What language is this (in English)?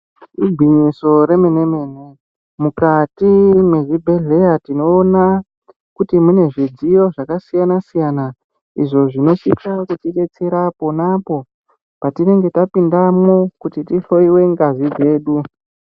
Ndau